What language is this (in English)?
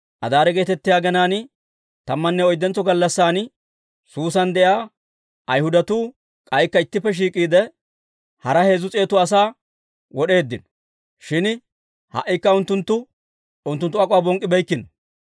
Dawro